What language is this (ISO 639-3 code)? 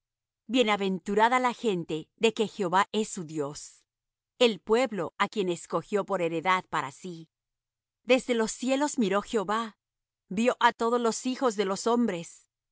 spa